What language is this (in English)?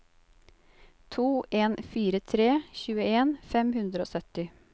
Norwegian